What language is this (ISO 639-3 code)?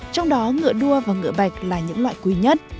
vie